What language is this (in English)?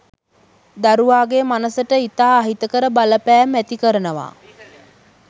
Sinhala